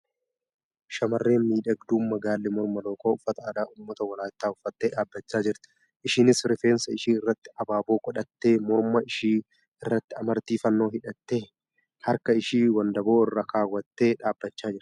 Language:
Oromo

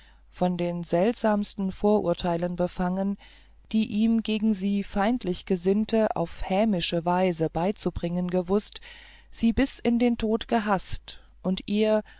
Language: German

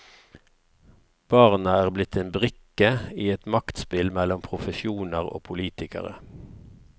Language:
Norwegian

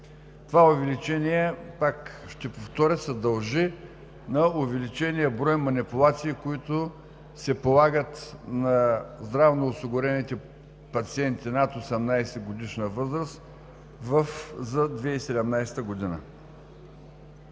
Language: Bulgarian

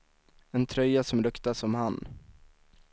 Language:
Swedish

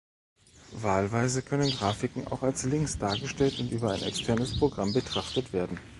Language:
German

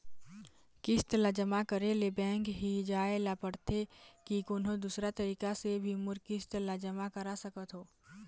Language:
Chhattisgarhi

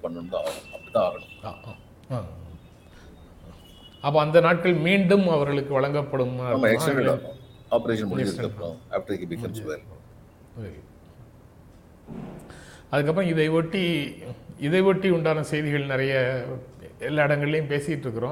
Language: Tamil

